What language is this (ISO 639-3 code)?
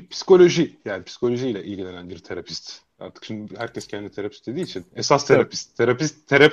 tur